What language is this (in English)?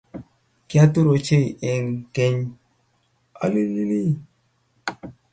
Kalenjin